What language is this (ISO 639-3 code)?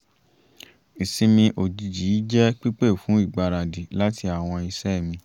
yor